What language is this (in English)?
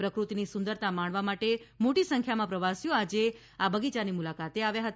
Gujarati